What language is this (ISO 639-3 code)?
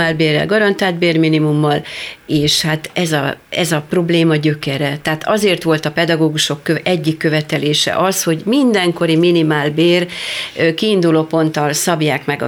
hun